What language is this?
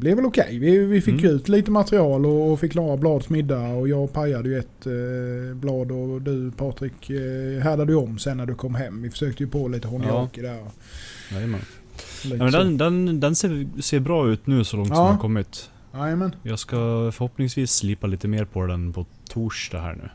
Swedish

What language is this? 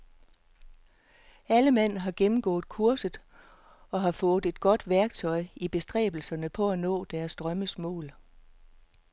Danish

